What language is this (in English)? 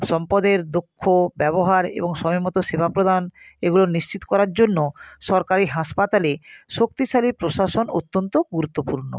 Bangla